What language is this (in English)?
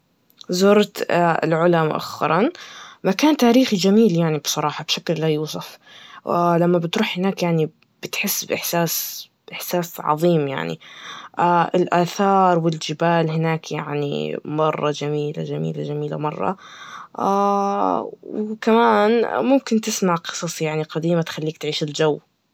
Najdi Arabic